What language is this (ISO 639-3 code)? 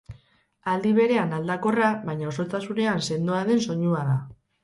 eus